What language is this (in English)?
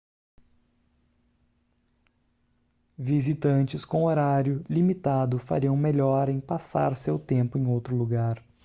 Portuguese